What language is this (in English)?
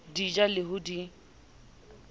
Southern Sotho